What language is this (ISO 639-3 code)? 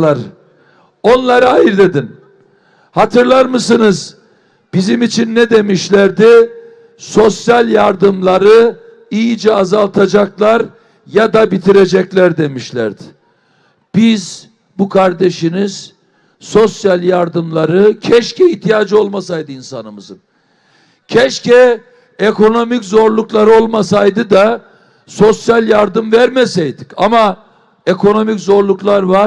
tur